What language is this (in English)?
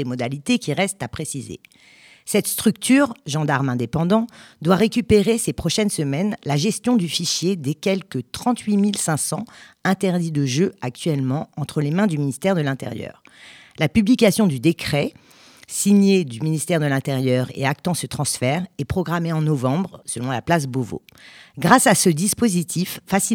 French